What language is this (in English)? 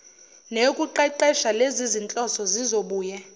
Zulu